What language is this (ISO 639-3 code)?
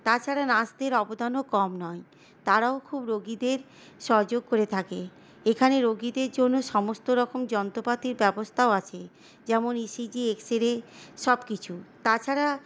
ben